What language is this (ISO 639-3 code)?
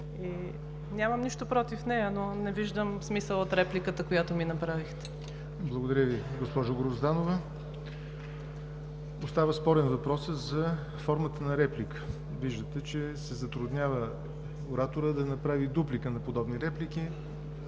bul